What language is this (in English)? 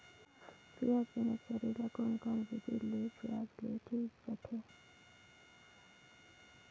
Chhattisgarhi